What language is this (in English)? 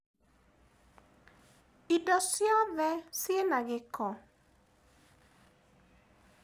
Kikuyu